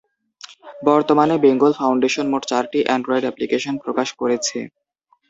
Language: Bangla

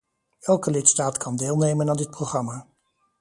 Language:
Dutch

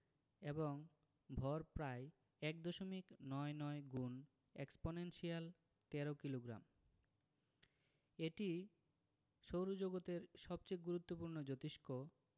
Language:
Bangla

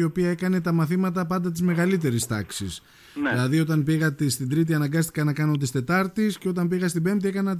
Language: Greek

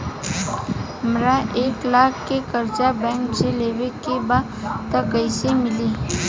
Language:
Bhojpuri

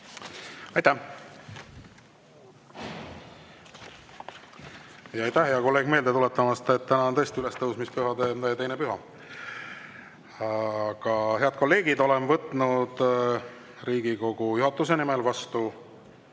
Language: Estonian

